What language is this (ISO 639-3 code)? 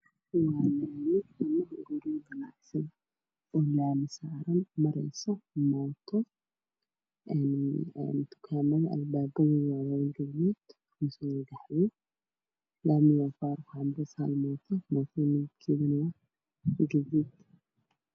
som